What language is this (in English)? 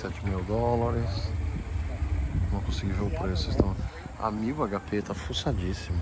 Portuguese